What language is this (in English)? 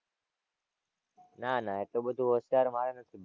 Gujarati